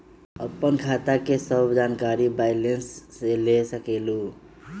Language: Magahi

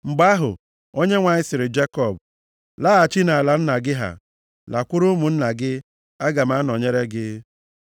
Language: Igbo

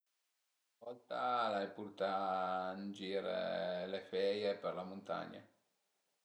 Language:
Piedmontese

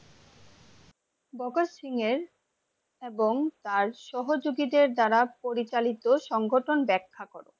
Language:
Bangla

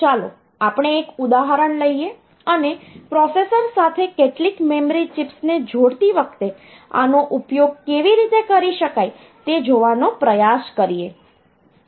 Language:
Gujarati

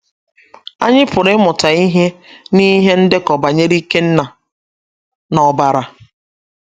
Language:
Igbo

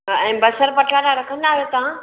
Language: Sindhi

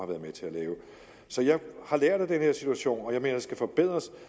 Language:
Danish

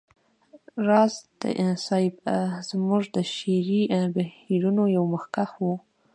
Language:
Pashto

